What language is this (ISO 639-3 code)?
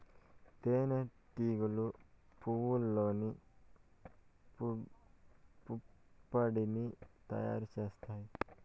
tel